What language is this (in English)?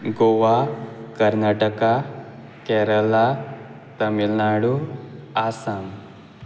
Konkani